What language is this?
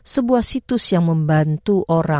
Indonesian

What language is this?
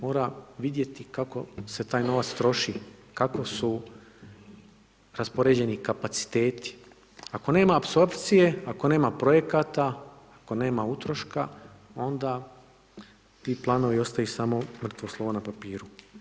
Croatian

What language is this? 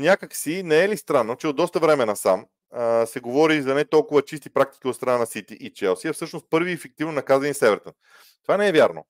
Bulgarian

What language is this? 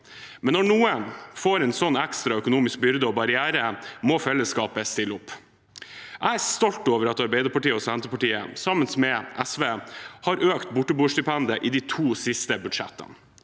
Norwegian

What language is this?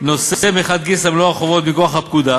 Hebrew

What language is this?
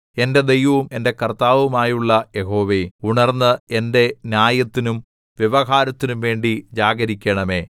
Malayalam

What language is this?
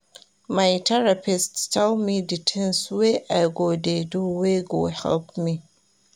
Nigerian Pidgin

